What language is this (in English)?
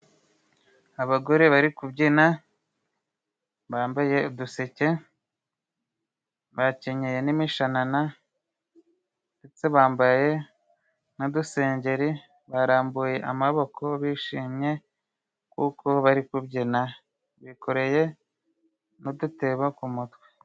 Kinyarwanda